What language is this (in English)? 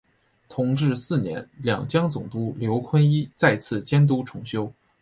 Chinese